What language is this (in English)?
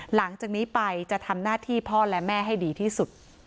Thai